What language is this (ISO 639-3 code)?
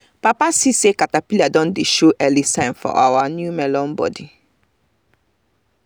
pcm